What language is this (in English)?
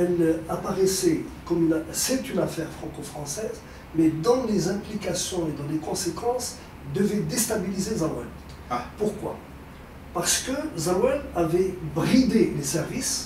French